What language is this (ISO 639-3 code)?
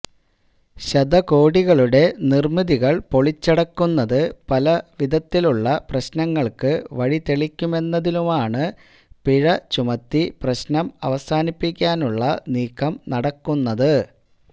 mal